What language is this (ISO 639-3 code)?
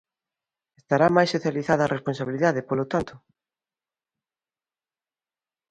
glg